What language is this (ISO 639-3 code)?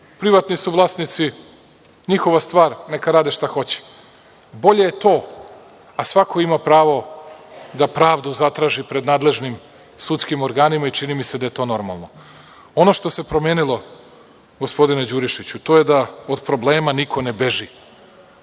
srp